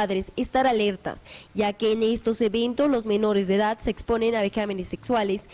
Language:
Spanish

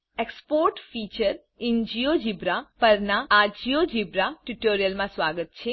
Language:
Gujarati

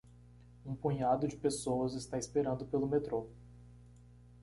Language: Portuguese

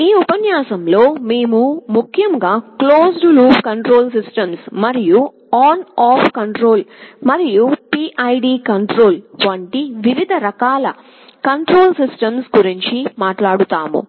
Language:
Telugu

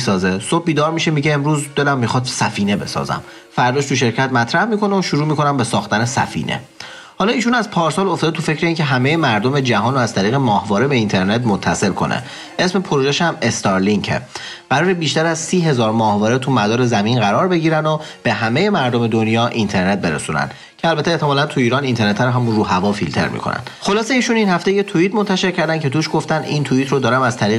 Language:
Persian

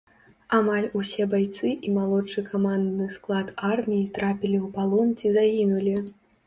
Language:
Belarusian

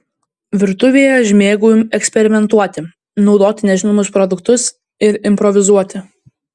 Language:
Lithuanian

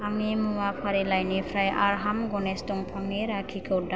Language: Bodo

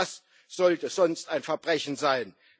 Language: German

